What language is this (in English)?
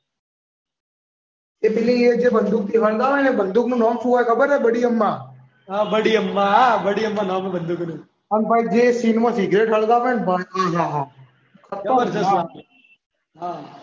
Gujarati